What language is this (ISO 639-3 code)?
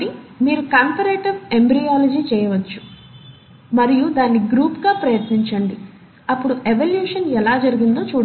tel